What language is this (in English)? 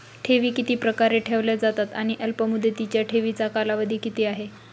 Marathi